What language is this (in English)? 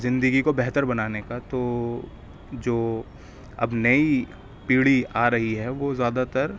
Urdu